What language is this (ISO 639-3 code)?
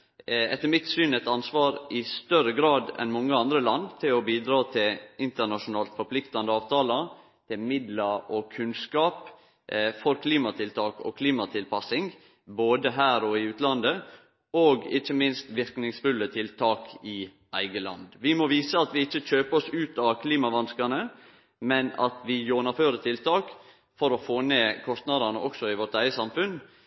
nno